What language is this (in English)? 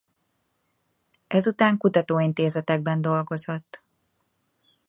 Hungarian